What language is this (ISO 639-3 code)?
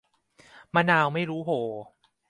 tha